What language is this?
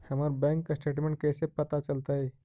Magahi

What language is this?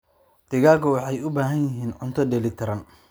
Somali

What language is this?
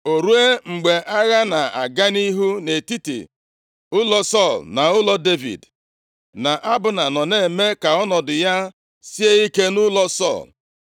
Igbo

